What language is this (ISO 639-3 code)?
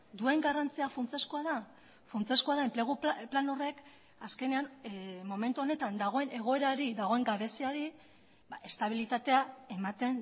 eus